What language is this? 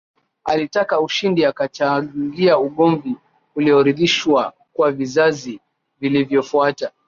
Swahili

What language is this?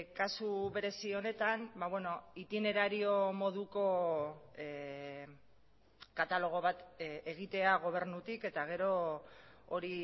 Basque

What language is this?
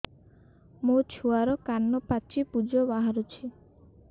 Odia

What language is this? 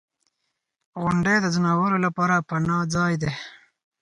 Pashto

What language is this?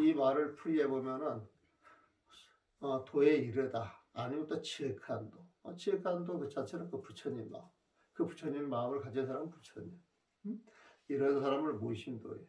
Korean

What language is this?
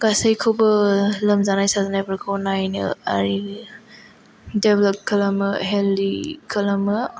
Bodo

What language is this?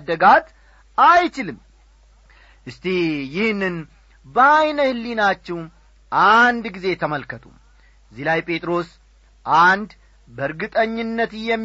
Amharic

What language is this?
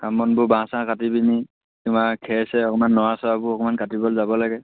Assamese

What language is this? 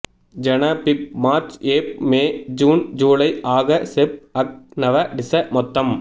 Tamil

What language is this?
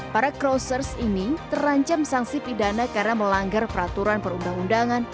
Indonesian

